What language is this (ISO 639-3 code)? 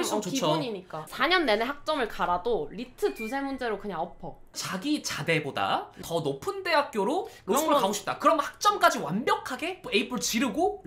kor